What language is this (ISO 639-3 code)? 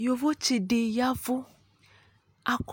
kpo